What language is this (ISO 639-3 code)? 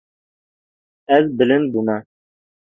kur